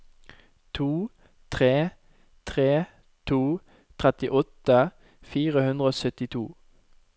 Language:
Norwegian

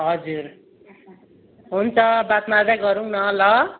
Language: Nepali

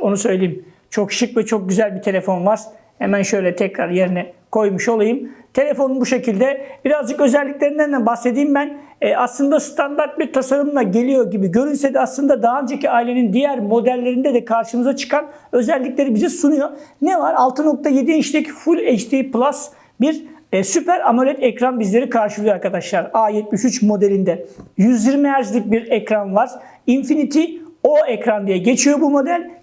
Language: Turkish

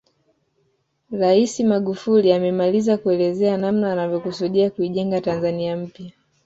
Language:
Swahili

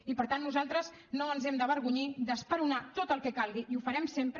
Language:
Catalan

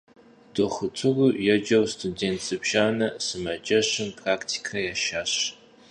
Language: Kabardian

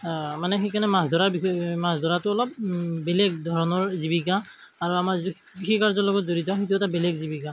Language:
Assamese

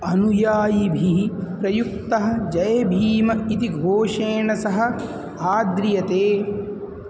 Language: Sanskrit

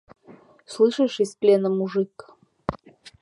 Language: Mari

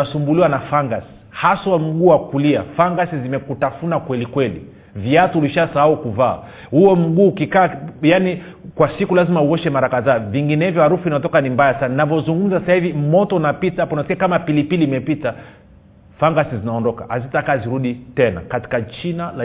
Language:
Swahili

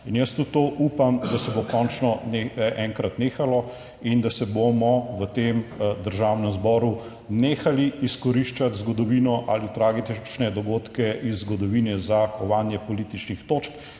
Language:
Slovenian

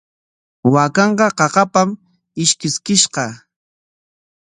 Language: Corongo Ancash Quechua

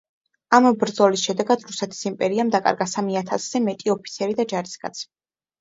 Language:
Georgian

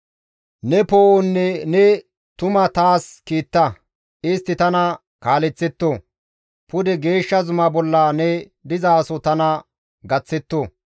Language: Gamo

